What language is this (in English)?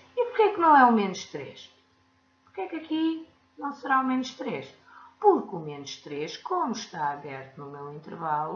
Portuguese